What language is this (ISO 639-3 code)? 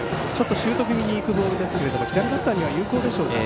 jpn